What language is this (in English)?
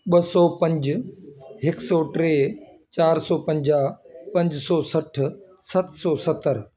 Sindhi